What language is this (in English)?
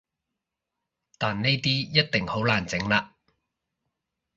Cantonese